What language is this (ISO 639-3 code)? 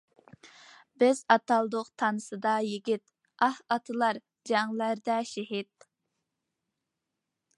uig